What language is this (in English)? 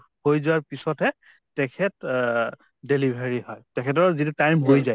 Assamese